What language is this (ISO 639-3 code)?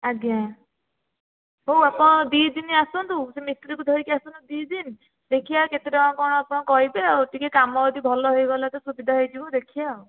ori